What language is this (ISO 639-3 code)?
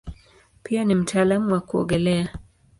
swa